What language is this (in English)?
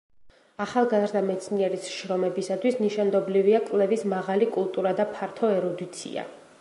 Georgian